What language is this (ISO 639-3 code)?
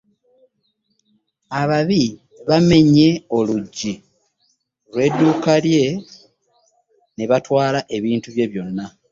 lug